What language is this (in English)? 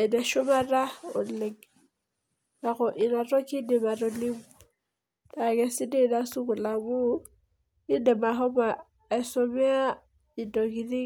Masai